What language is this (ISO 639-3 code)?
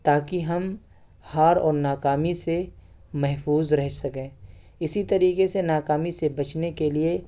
urd